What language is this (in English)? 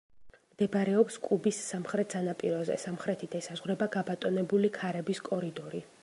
Georgian